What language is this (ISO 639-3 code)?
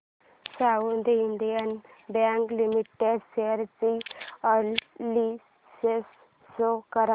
mar